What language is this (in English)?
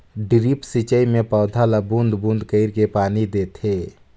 Chhattisgarhi